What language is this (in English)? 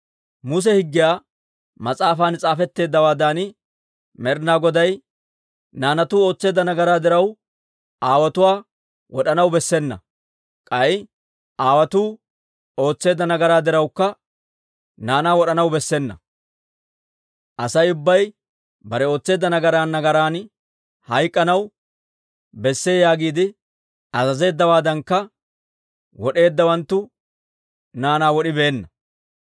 Dawro